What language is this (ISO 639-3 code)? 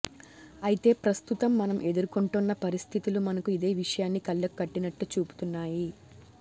tel